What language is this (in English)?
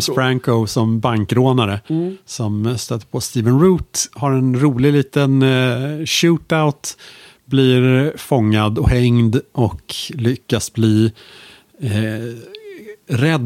Swedish